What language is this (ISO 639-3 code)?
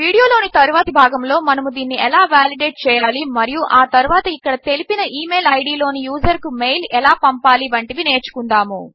tel